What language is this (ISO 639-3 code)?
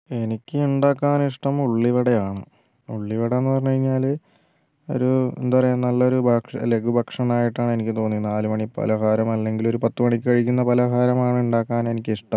mal